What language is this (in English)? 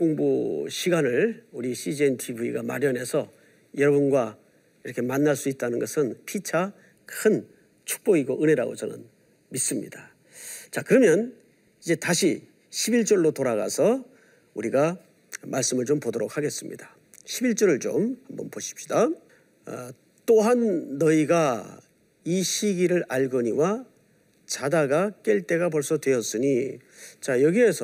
Korean